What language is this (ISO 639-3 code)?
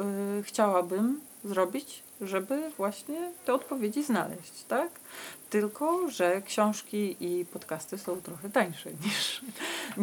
pol